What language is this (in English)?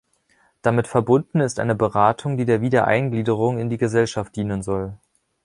German